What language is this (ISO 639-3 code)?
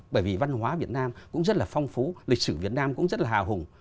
vie